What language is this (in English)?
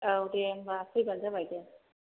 Bodo